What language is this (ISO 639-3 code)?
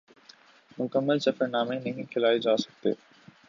urd